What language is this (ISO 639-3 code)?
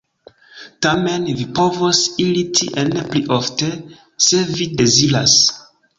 epo